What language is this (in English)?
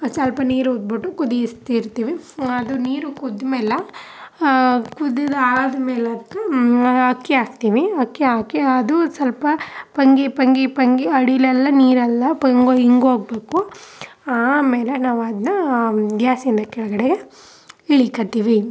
Kannada